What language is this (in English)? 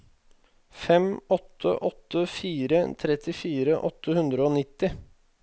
Norwegian